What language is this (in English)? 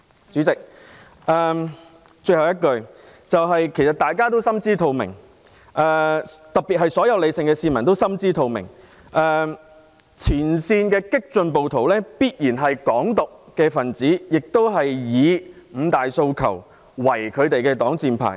Cantonese